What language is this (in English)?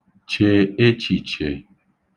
Igbo